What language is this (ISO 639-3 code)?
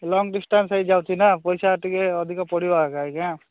ori